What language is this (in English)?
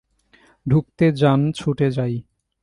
Bangla